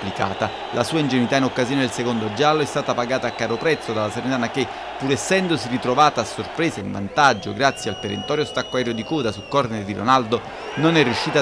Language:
Italian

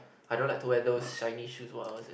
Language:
English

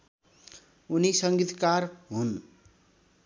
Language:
Nepali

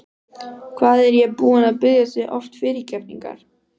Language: Icelandic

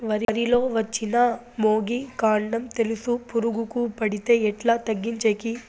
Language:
Telugu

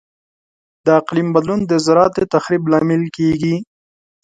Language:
Pashto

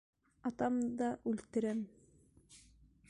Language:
Bashkir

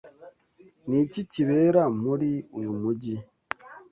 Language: Kinyarwanda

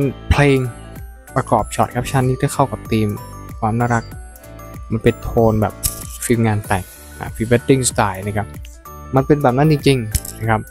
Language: Thai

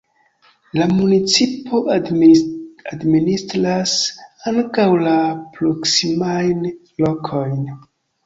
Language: Esperanto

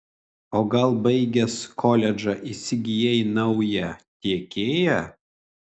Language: Lithuanian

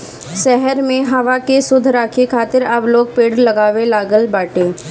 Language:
Bhojpuri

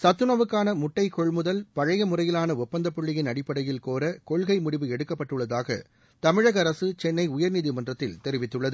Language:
Tamil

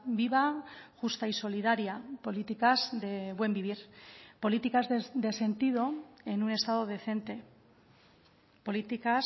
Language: Spanish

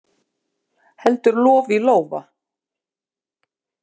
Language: Icelandic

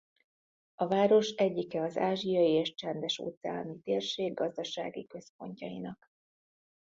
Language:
Hungarian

